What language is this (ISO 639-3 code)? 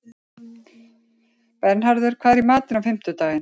isl